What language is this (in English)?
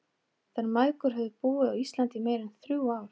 Icelandic